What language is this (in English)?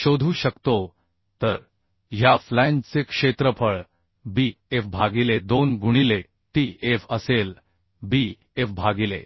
Marathi